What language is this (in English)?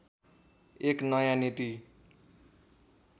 Nepali